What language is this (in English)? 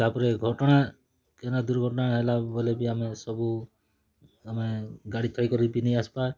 Odia